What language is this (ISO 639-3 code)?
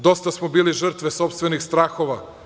srp